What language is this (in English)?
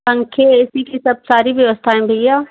Hindi